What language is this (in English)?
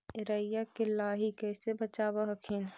Magahi